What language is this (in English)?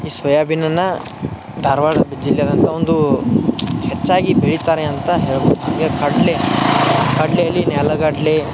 Kannada